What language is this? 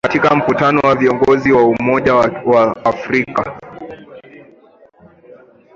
Swahili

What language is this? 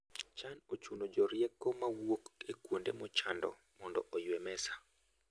Luo (Kenya and Tanzania)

